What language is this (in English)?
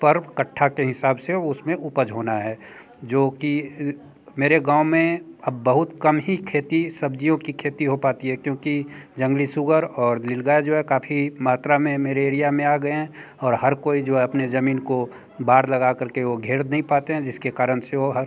Hindi